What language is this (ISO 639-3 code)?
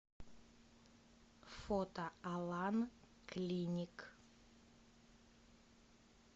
rus